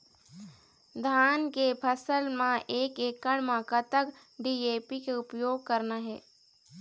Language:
Chhattisgarhi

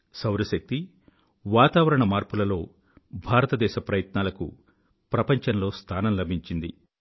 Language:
Telugu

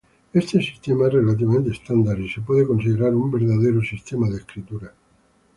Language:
Spanish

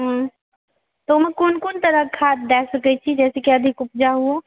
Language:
Maithili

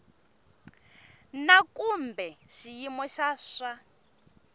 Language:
Tsonga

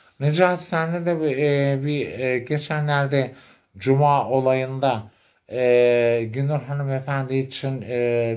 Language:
Turkish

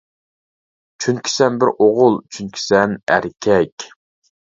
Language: Uyghur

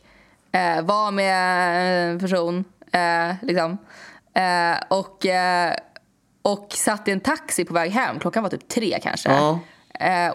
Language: Swedish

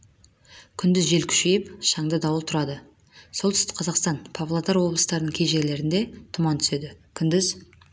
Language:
Kazakh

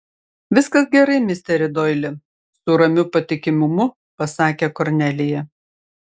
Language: Lithuanian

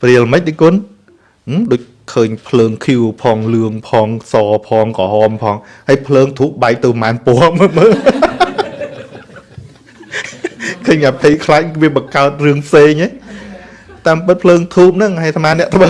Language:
Vietnamese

